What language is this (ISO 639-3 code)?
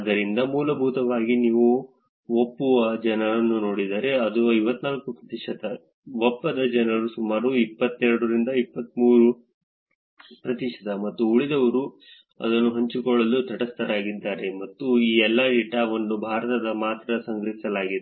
kan